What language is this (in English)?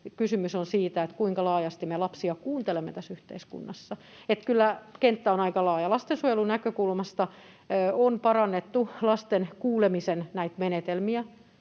Finnish